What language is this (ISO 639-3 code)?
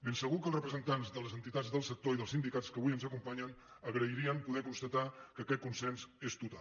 cat